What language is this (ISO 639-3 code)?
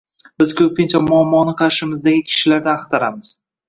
uzb